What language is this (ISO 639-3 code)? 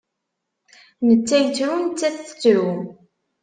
kab